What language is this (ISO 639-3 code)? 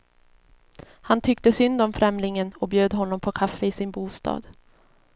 swe